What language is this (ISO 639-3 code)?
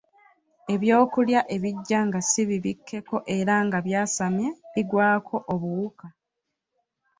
lug